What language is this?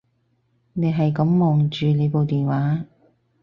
Cantonese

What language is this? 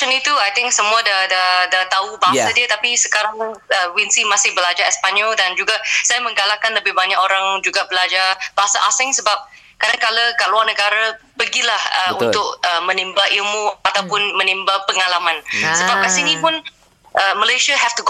Malay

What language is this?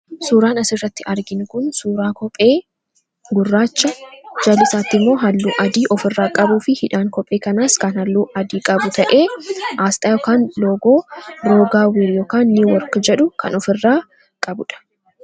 Oromo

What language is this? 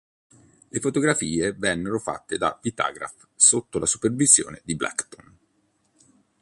Italian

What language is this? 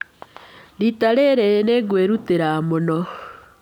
Kikuyu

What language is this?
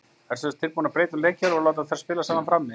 Icelandic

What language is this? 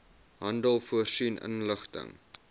Afrikaans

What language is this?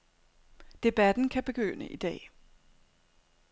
Danish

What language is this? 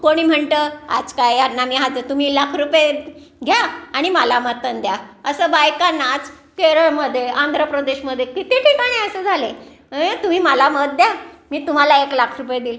Marathi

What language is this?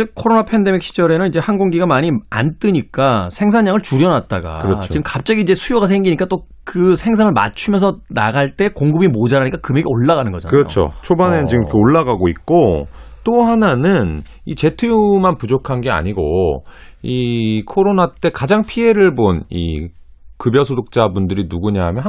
Korean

